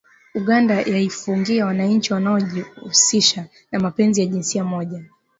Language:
Swahili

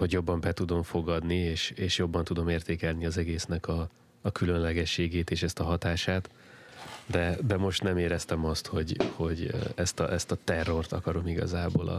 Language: Hungarian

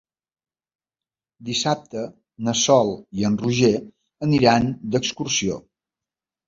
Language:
Catalan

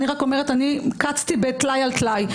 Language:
Hebrew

